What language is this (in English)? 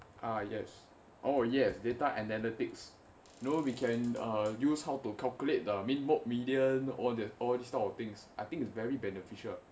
English